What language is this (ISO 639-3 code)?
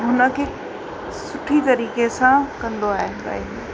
snd